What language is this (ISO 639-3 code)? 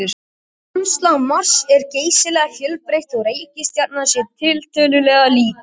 isl